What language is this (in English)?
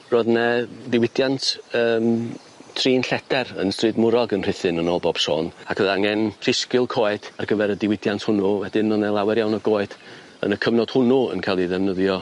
Welsh